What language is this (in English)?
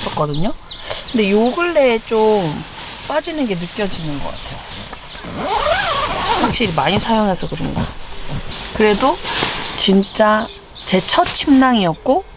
Korean